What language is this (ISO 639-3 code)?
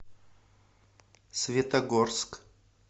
rus